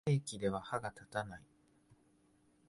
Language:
Japanese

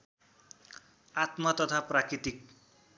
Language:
Nepali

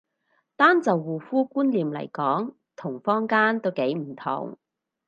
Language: Cantonese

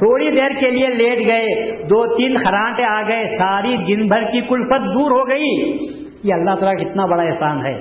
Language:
Urdu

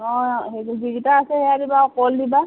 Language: Assamese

